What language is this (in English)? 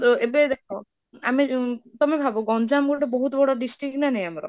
Odia